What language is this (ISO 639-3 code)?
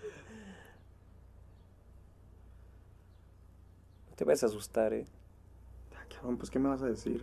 spa